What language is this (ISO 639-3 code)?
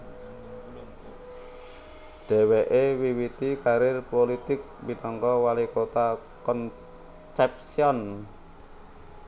jav